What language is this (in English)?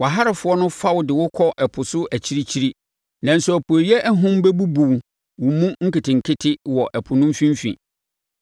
Akan